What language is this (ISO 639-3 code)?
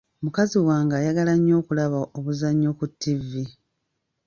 lug